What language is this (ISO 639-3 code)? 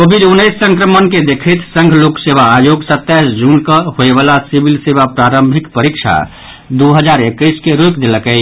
mai